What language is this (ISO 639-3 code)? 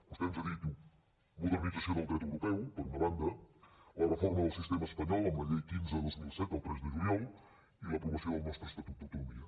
cat